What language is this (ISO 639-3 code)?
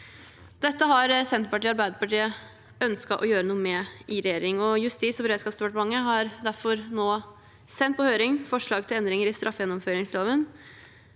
nor